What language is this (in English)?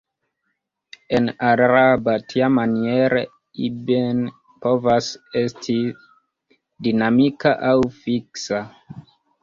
Esperanto